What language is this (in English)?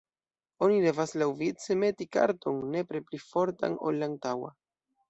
Esperanto